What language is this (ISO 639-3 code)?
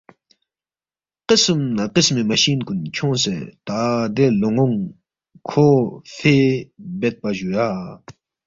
bft